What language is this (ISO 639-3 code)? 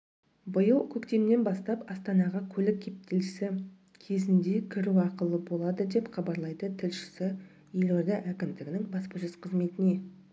kaz